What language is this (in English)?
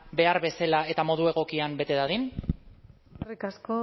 Basque